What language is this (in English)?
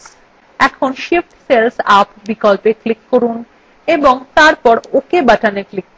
Bangla